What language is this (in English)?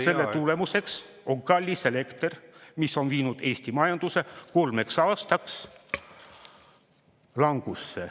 Estonian